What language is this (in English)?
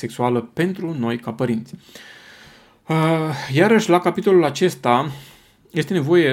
Romanian